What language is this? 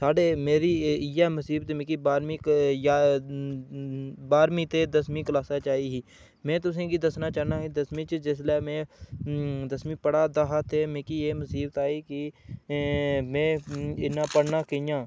Dogri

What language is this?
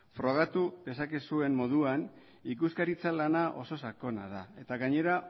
Basque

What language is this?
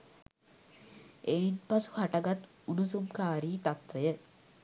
Sinhala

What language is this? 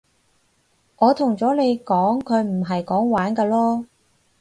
Cantonese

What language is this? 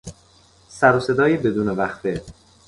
Persian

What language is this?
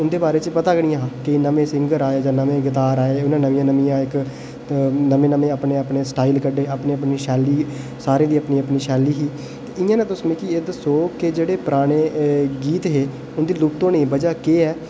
Dogri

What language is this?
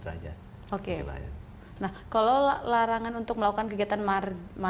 Indonesian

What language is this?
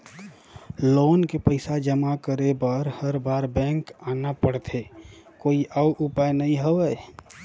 Chhattisgarhi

